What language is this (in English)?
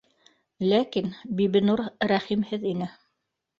Bashkir